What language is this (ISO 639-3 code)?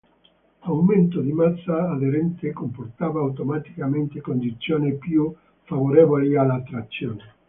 ita